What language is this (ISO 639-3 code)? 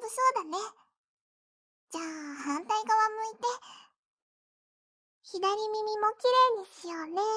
jpn